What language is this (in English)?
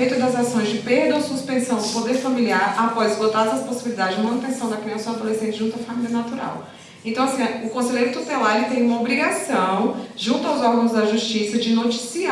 Portuguese